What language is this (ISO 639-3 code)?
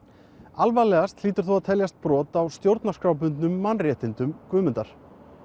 isl